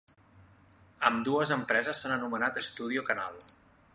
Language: Catalan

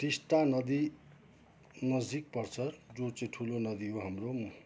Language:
Nepali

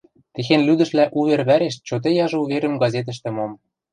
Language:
Western Mari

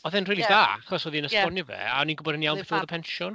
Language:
Welsh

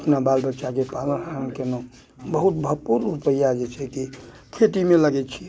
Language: Maithili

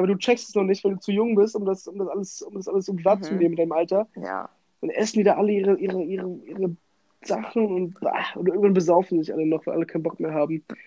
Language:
German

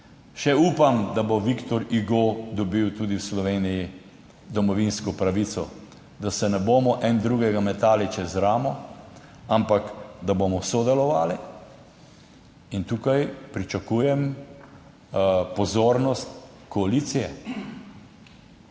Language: Slovenian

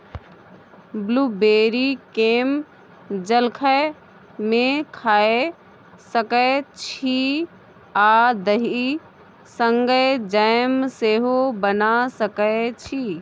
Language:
Maithili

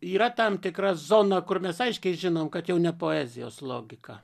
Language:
Lithuanian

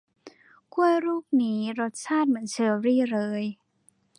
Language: Thai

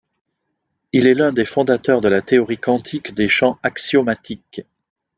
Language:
French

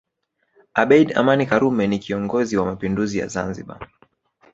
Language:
Swahili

